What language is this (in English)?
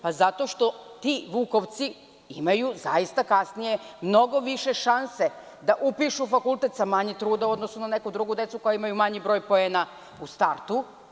Serbian